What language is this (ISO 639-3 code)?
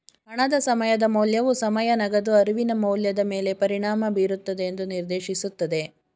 kan